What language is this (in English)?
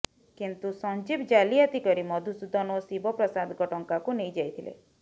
Odia